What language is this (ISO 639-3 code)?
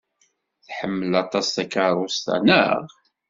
kab